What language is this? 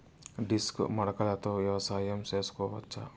Telugu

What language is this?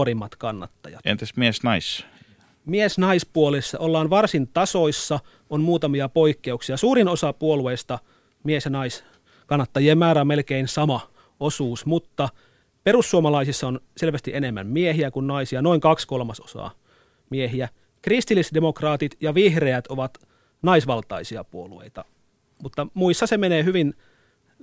Finnish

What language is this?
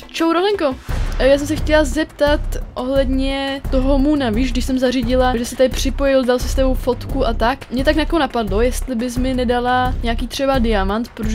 Czech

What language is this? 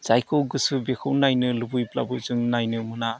Bodo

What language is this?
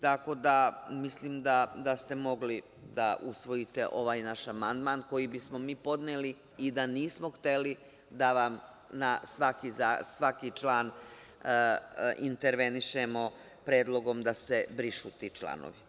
Serbian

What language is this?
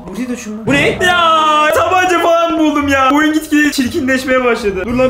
Turkish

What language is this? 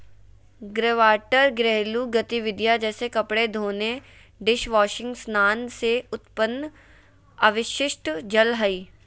Magahi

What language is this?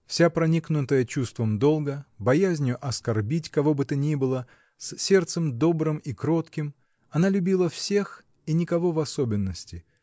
Russian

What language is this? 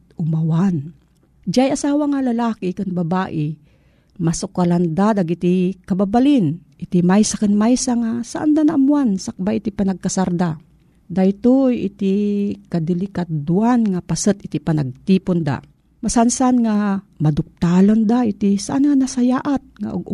Filipino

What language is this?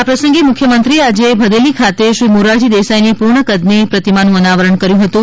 Gujarati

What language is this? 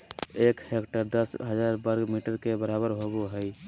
Magahi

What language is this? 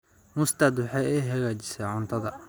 Somali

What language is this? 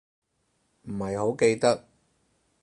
Cantonese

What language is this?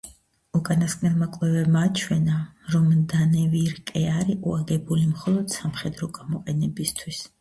Georgian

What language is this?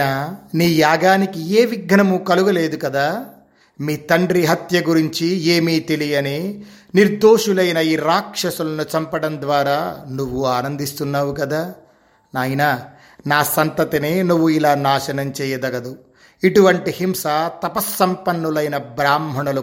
Telugu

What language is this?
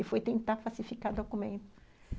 Portuguese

